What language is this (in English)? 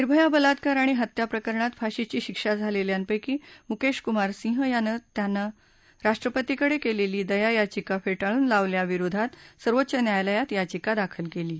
Marathi